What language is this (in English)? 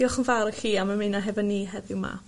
Welsh